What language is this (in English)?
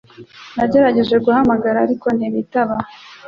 Kinyarwanda